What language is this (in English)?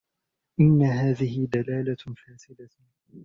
Arabic